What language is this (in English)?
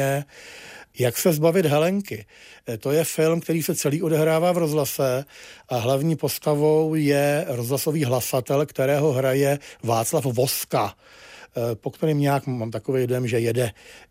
Czech